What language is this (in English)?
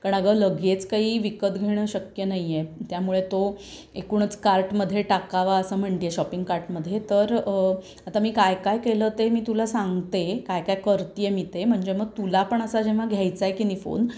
Marathi